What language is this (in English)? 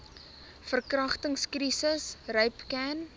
Afrikaans